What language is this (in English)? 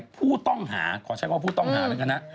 Thai